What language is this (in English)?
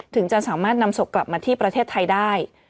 Thai